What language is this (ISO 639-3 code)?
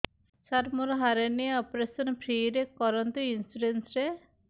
ori